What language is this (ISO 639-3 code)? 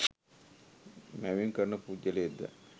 sin